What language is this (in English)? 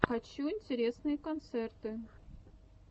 Russian